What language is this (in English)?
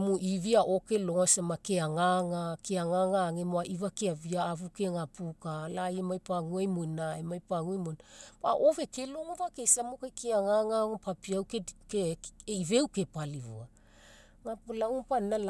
Mekeo